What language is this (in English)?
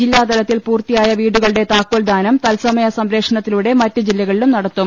Malayalam